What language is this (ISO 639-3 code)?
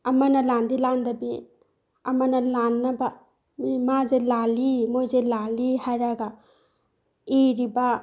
mni